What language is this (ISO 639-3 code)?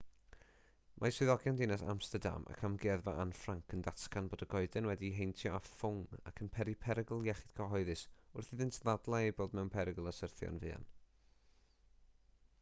cym